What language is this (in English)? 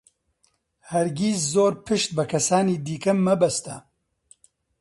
Central Kurdish